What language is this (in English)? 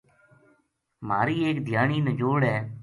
Gujari